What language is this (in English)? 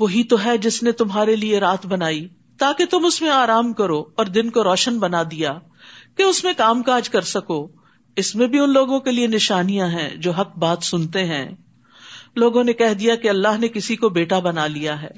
Urdu